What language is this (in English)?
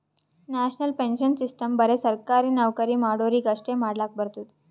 Kannada